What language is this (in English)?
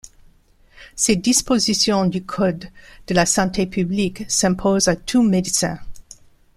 French